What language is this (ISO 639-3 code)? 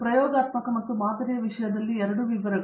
kan